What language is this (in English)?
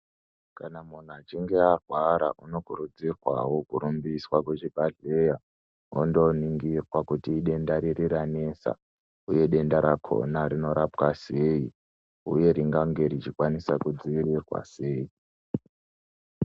Ndau